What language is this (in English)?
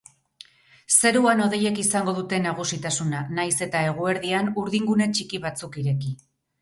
Basque